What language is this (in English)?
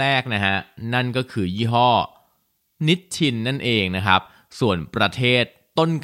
Thai